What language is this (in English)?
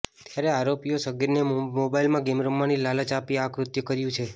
Gujarati